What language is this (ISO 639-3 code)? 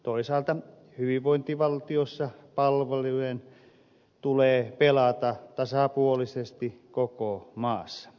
fin